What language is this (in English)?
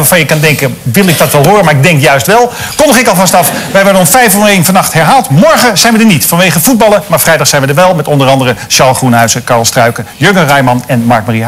Dutch